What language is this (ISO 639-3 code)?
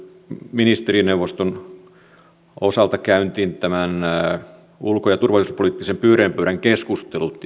fin